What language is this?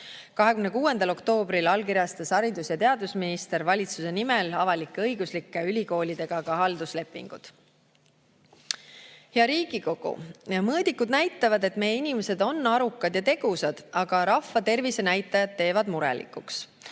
Estonian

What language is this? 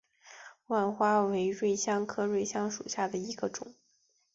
Chinese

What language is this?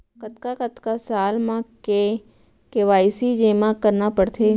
Chhattisgarhi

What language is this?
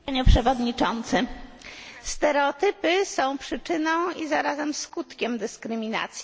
Polish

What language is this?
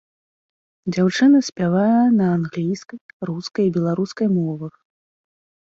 Belarusian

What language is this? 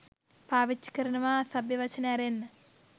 Sinhala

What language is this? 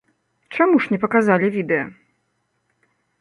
Belarusian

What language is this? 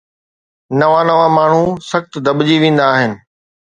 Sindhi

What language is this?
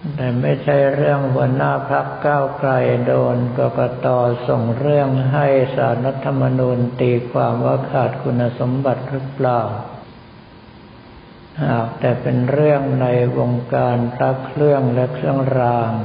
Thai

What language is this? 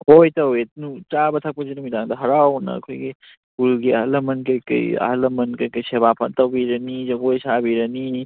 Manipuri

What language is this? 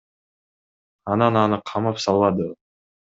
Kyrgyz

